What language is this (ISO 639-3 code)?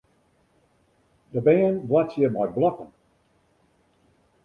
fry